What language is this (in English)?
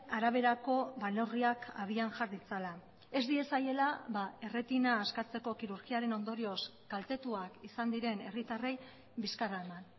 Basque